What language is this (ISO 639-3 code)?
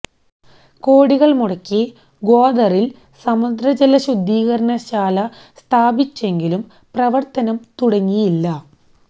mal